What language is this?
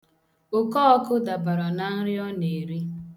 Igbo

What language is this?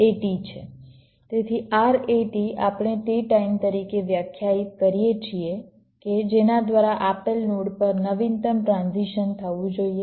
Gujarati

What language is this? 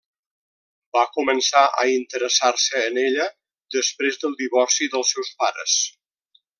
Catalan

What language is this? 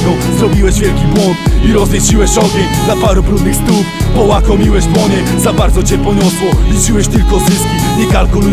Polish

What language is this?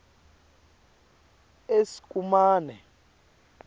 Swati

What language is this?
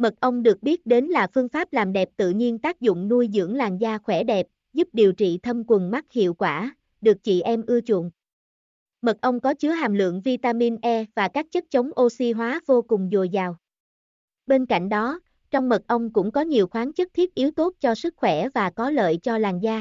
Vietnamese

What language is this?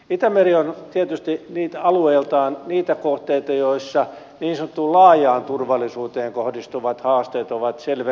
Finnish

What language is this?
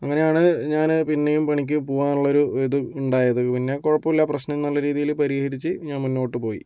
Malayalam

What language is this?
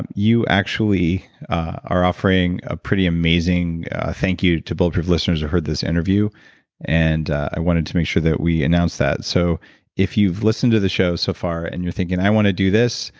English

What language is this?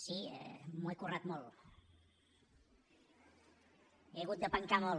Catalan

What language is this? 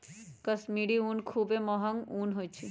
Magahi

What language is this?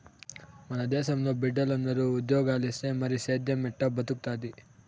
Telugu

